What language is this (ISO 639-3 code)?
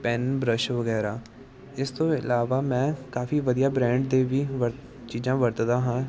pan